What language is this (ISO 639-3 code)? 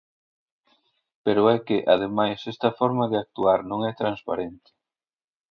glg